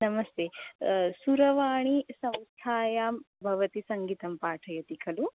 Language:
Sanskrit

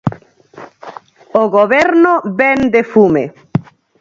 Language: Galician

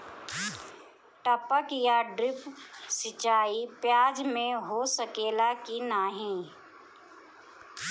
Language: Bhojpuri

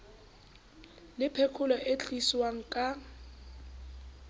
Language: Southern Sotho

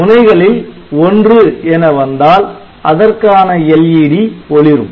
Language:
Tamil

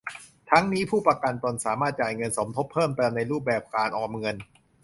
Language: Thai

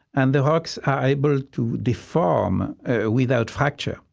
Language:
English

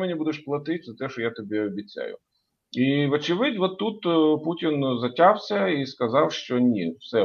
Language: Ukrainian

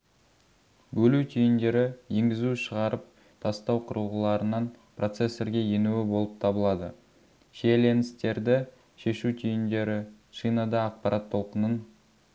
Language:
Kazakh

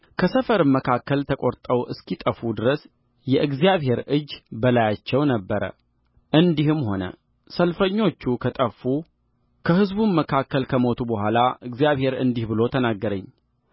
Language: Amharic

